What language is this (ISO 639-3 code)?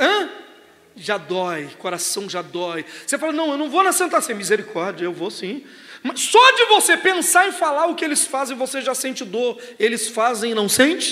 por